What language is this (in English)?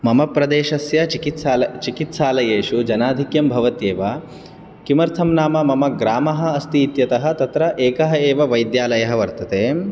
Sanskrit